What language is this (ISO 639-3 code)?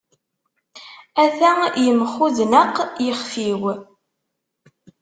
kab